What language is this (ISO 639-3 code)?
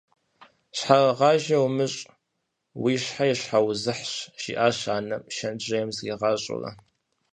kbd